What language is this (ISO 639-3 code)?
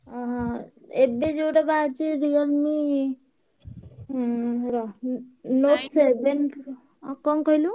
ori